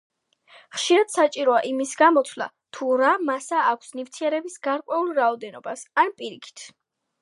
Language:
Georgian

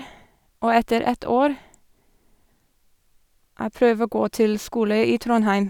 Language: Norwegian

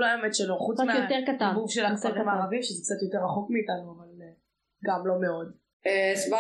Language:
Hebrew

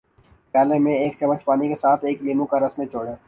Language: Urdu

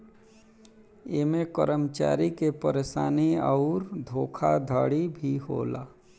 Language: Bhojpuri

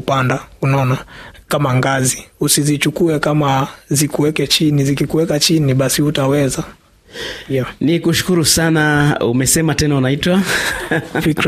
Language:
Swahili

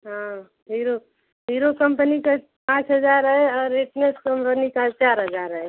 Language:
Hindi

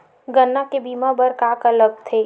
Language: Chhattisgarhi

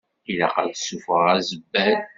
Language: Kabyle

